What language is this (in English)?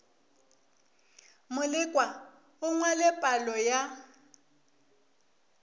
Northern Sotho